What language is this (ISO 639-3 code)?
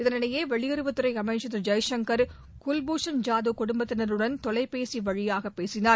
tam